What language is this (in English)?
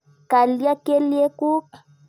Kalenjin